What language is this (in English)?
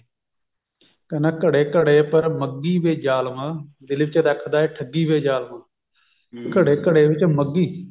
Punjabi